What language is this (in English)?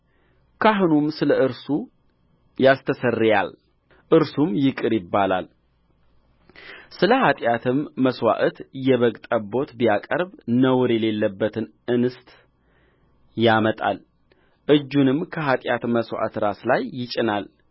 Amharic